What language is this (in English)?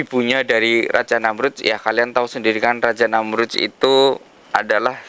Indonesian